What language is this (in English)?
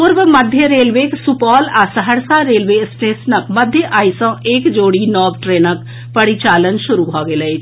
Maithili